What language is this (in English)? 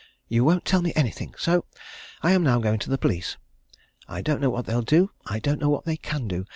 English